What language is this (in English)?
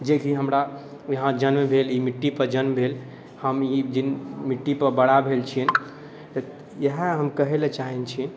Maithili